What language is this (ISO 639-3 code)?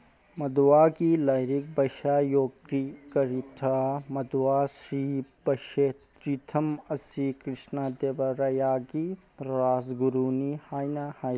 mni